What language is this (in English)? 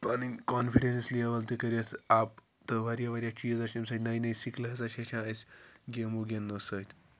Kashmiri